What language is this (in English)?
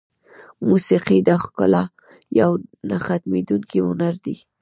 Pashto